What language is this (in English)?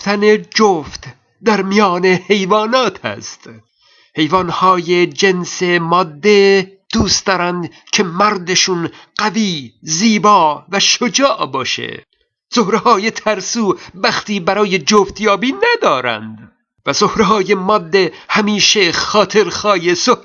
Persian